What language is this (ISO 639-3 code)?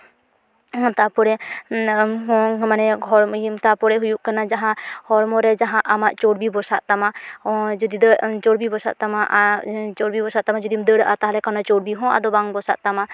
sat